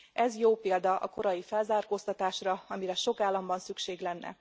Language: Hungarian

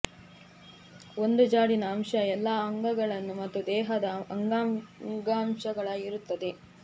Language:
Kannada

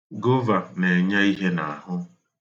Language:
Igbo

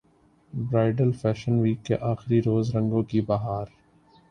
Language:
Urdu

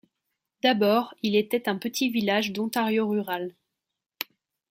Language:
French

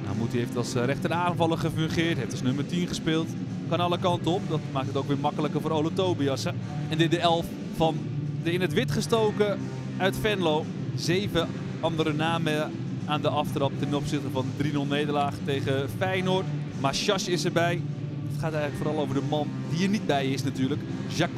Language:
Dutch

